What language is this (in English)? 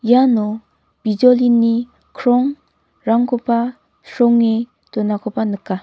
Garo